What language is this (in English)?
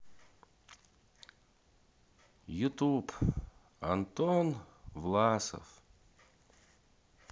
Russian